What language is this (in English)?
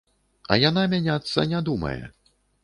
Belarusian